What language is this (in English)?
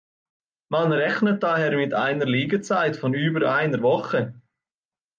German